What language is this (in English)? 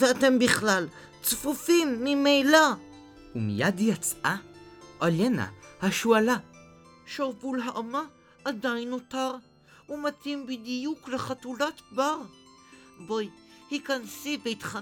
Hebrew